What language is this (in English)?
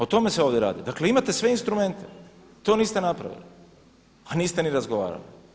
Croatian